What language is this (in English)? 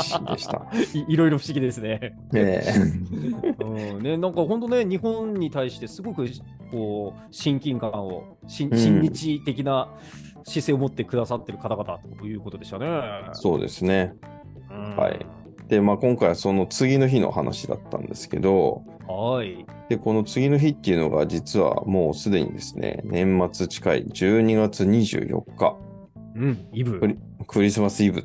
Japanese